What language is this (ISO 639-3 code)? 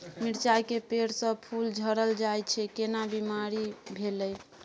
mai